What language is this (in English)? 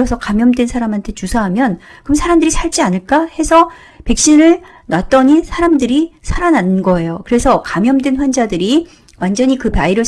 Korean